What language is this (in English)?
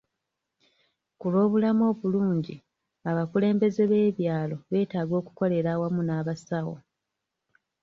Ganda